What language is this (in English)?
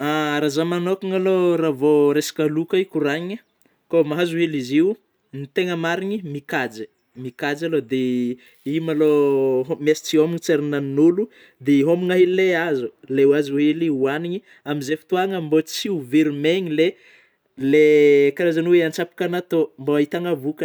Northern Betsimisaraka Malagasy